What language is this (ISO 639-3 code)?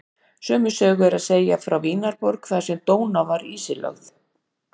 isl